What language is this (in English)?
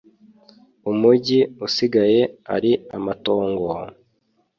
Kinyarwanda